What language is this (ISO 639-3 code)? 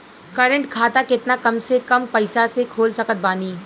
bho